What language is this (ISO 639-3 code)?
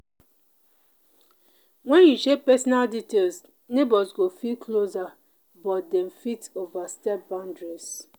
pcm